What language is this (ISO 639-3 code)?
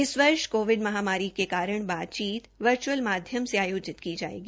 hin